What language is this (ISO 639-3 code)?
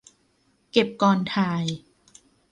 tha